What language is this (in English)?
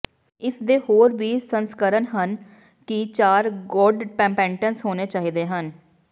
Punjabi